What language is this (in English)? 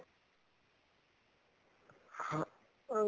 Punjabi